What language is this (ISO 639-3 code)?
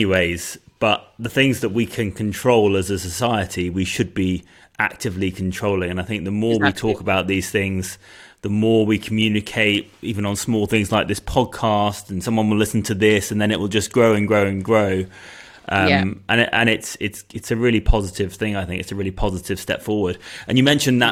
eng